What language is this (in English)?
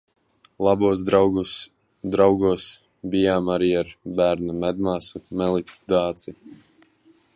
Latvian